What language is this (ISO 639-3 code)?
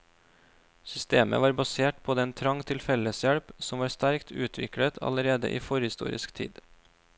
nor